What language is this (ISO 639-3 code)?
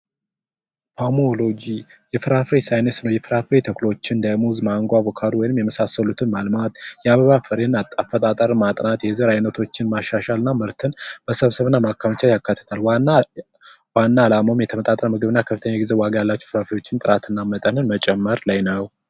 amh